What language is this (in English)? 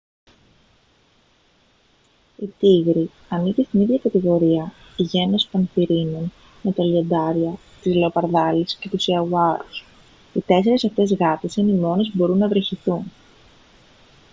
Greek